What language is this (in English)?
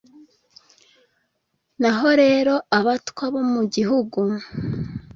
Kinyarwanda